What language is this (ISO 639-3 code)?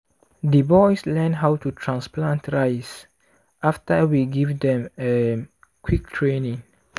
pcm